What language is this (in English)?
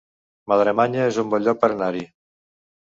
Catalan